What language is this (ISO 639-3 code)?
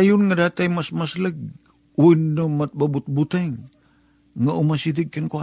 fil